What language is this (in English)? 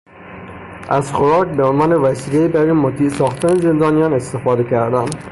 Persian